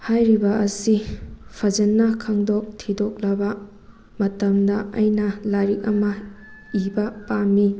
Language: Manipuri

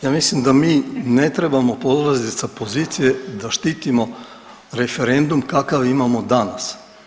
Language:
Croatian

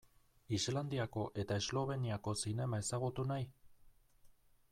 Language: Basque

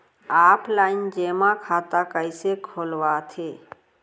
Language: Chhattisgarhi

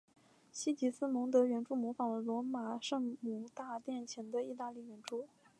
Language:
Chinese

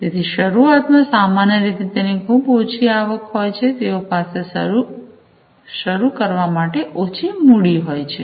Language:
Gujarati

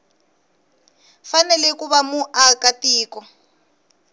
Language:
Tsonga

